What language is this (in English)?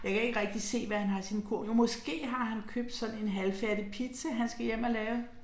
Danish